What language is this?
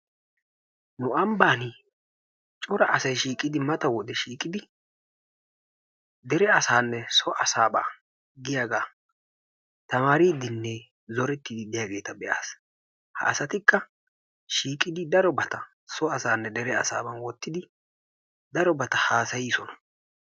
Wolaytta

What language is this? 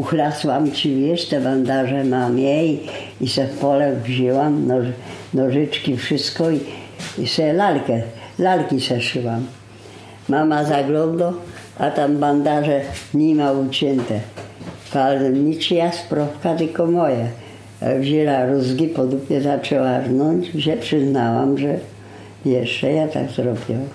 Polish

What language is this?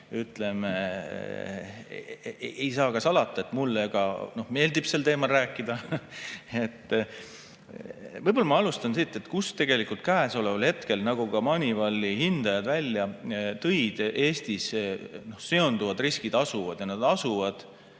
Estonian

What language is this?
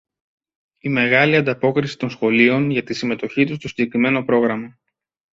Greek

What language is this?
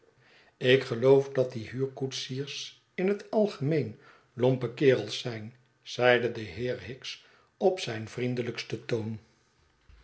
Dutch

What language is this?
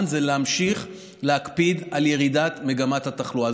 Hebrew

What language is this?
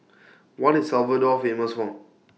English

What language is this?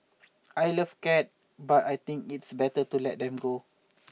English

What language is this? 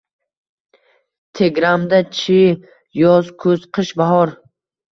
Uzbek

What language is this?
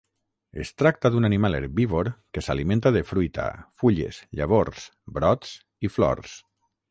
Catalan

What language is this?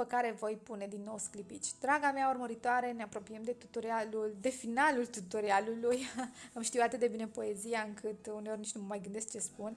Romanian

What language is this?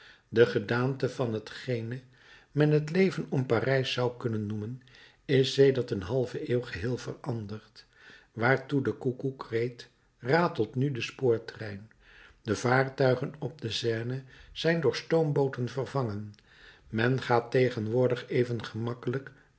Dutch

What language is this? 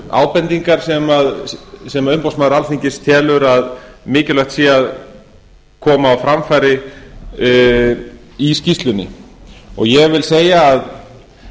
Icelandic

